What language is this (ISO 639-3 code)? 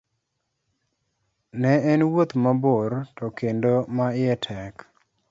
luo